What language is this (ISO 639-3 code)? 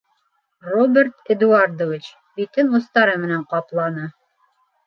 bak